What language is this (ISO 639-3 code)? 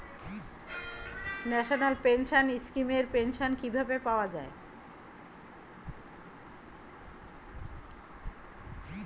ben